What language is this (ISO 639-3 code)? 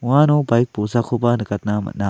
grt